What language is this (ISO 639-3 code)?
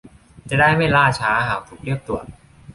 tha